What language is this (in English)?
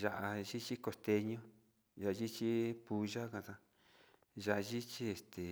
Sinicahua Mixtec